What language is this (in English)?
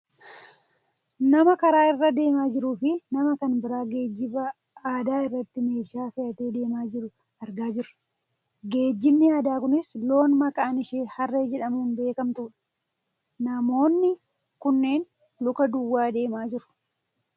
Oromo